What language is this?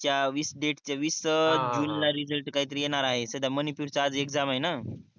Marathi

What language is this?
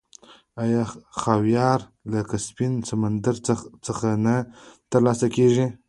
Pashto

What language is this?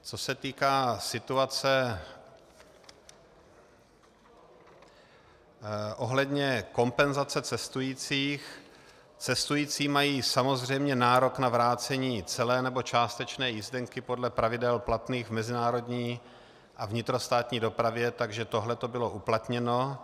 Czech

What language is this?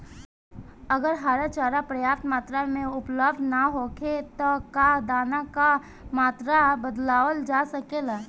Bhojpuri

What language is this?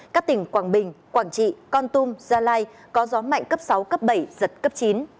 Vietnamese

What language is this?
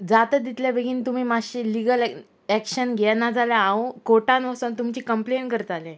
Konkani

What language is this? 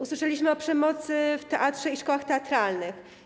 Polish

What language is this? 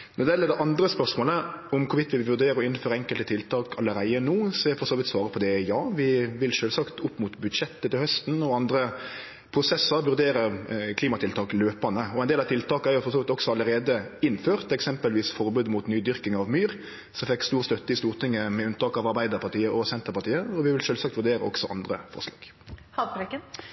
Norwegian Nynorsk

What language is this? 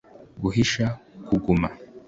Kinyarwanda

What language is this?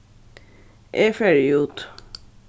Faroese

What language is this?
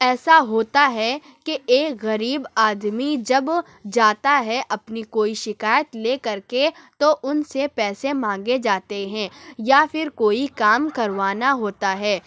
Urdu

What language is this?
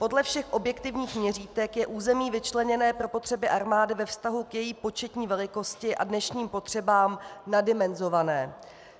Czech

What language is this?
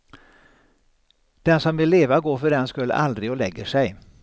Swedish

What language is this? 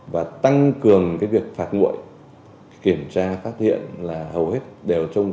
Vietnamese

